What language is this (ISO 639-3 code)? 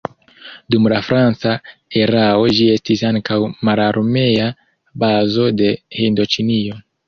epo